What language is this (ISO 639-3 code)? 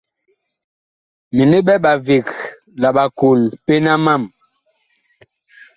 bkh